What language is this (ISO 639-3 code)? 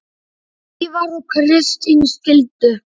isl